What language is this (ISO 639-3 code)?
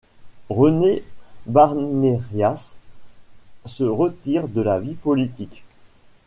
fra